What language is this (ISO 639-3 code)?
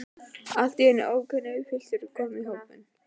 isl